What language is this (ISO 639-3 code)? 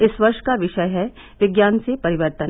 hin